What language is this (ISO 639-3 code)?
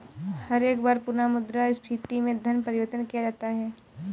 hin